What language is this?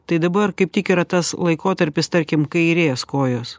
Lithuanian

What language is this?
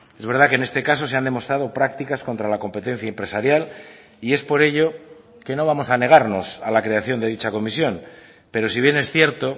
Spanish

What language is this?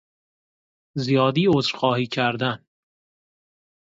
Persian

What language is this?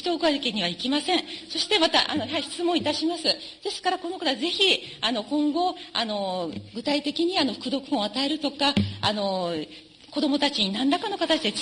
Japanese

